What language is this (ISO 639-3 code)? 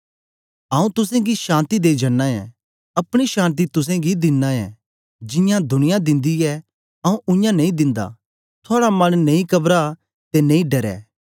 doi